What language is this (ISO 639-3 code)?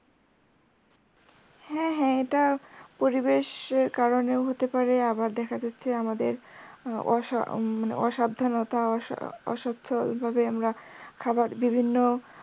ben